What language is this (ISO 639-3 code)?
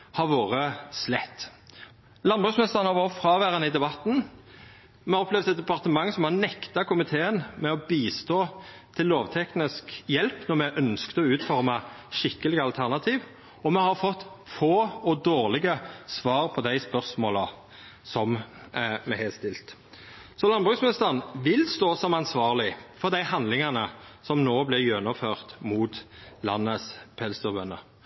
nno